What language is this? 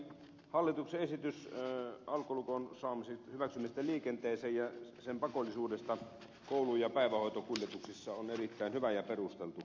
Finnish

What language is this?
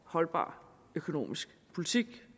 Danish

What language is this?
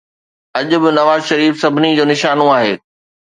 Sindhi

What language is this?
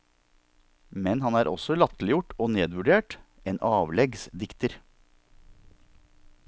Norwegian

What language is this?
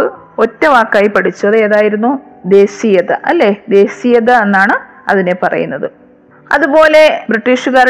Malayalam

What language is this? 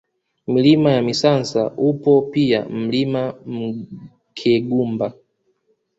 Swahili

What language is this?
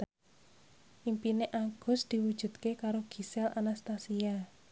Javanese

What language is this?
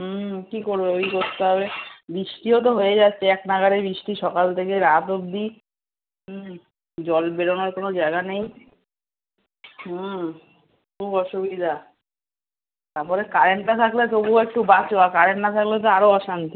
Bangla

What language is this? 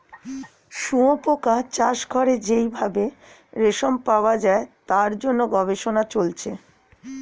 Bangla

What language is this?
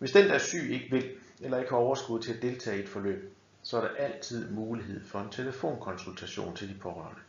Danish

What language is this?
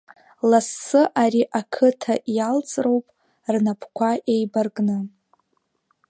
Abkhazian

